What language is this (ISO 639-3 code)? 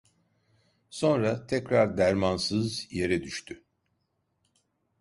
tur